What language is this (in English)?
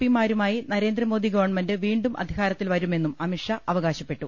Malayalam